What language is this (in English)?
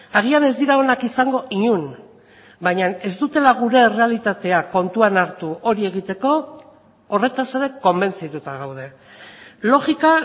Basque